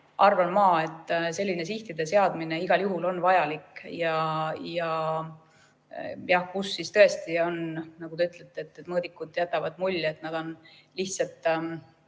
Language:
Estonian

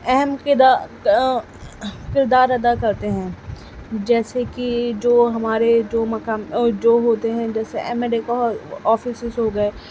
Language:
Urdu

